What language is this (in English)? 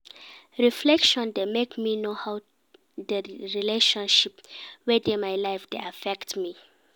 Nigerian Pidgin